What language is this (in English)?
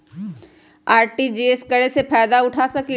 Magahi